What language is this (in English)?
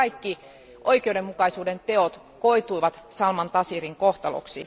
Finnish